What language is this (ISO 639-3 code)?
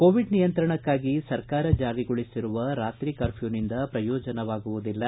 kan